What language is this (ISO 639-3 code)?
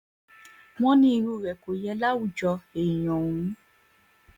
yor